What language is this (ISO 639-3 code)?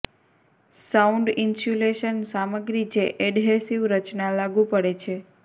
guj